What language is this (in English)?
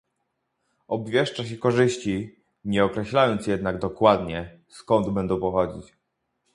Polish